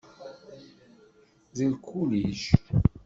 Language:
Kabyle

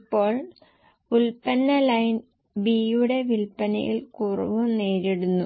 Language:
Malayalam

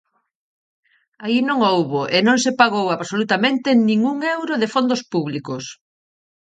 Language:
Galician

